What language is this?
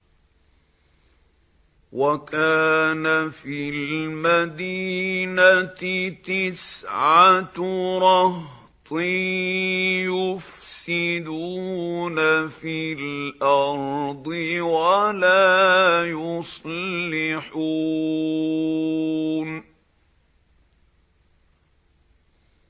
Arabic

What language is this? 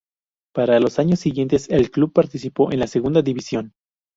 Spanish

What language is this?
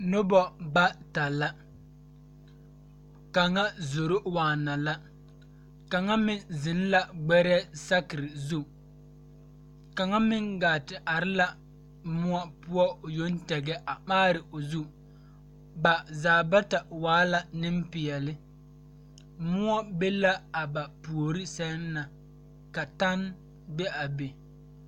Southern Dagaare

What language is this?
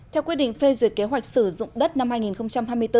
Vietnamese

